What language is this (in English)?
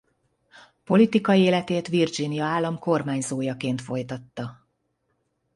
Hungarian